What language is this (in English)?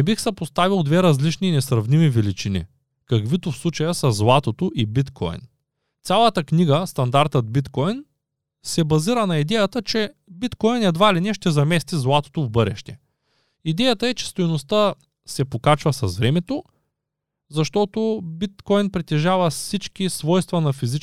Bulgarian